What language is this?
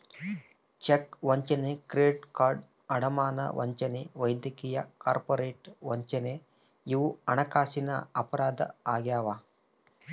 Kannada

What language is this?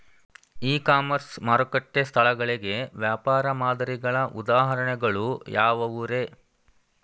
Kannada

